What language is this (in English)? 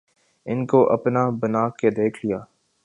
Urdu